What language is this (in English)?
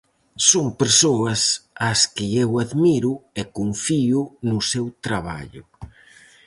Galician